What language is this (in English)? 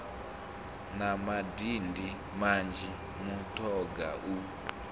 Venda